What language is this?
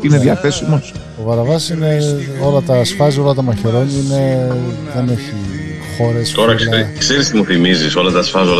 Greek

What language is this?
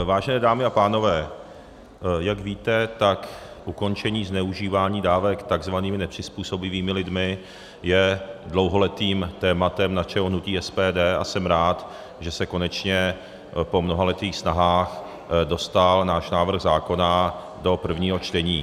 Czech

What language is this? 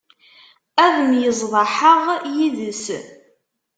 Kabyle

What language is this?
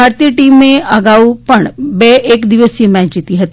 Gujarati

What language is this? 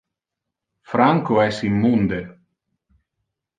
Interlingua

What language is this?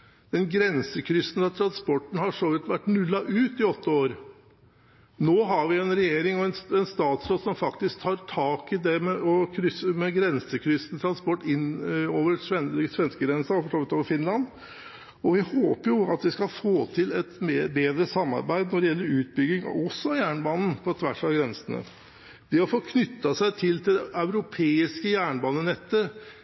Norwegian Bokmål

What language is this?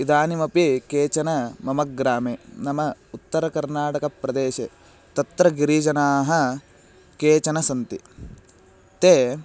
Sanskrit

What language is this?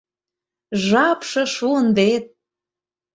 Mari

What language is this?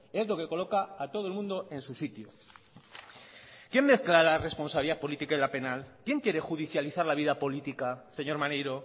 Spanish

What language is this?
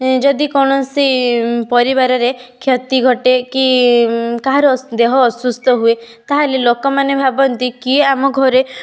Odia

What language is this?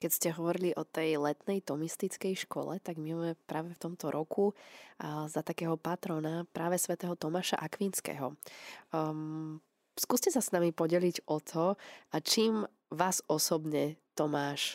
Slovak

